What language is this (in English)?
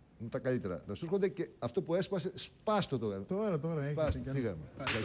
Greek